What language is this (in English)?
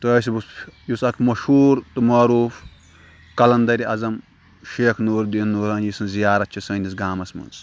Kashmiri